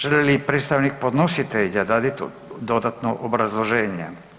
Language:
Croatian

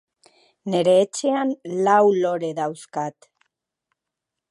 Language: Basque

